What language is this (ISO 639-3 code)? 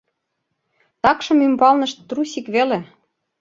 chm